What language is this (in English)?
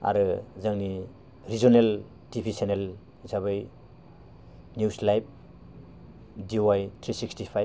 Bodo